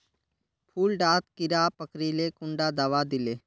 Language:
Magahi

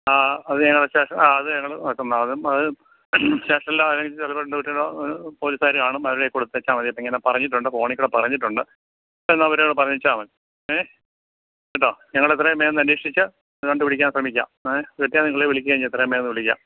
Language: Malayalam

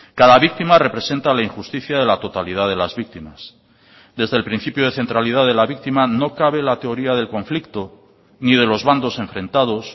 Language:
Spanish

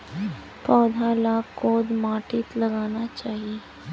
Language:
Magahi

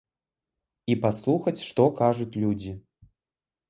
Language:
Belarusian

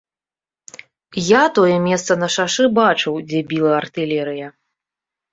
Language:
Belarusian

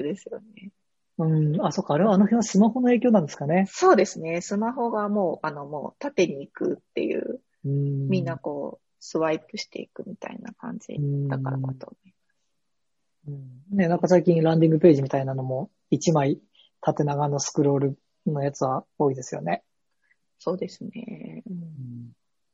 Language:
Japanese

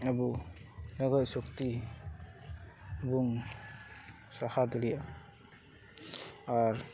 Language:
Santali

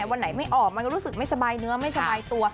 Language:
Thai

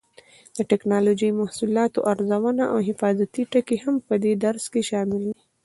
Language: Pashto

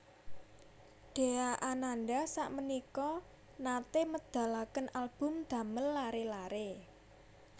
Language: Javanese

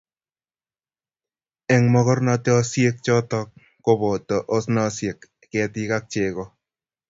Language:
Kalenjin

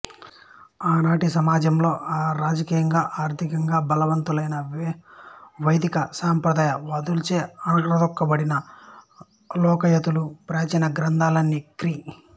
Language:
Telugu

